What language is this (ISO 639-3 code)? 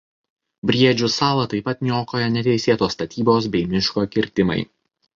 lit